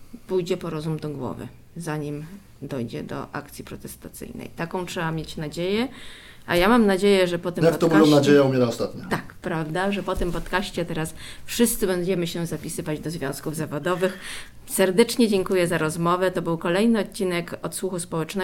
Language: Polish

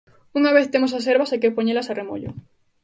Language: Galician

